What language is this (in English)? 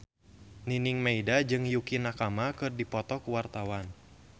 Sundanese